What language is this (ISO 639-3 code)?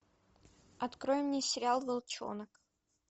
rus